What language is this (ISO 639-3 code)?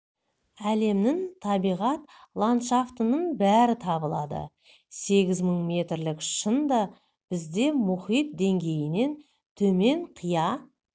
kaz